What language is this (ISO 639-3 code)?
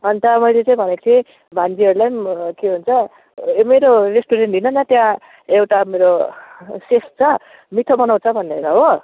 nep